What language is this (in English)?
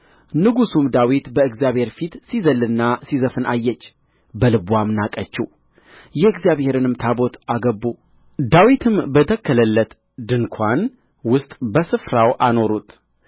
Amharic